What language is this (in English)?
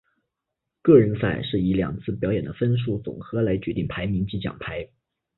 Chinese